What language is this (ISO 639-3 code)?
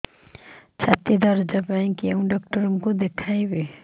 ori